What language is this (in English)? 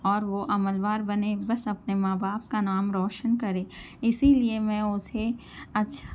Urdu